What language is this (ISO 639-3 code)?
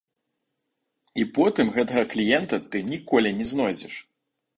bel